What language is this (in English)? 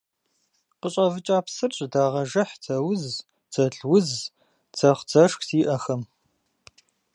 Kabardian